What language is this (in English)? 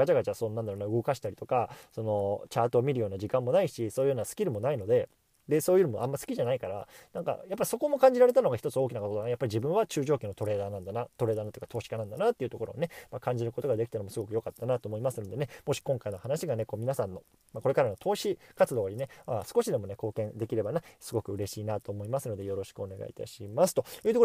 Japanese